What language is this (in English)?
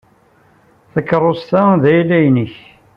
Kabyle